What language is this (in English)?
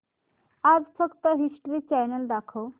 Marathi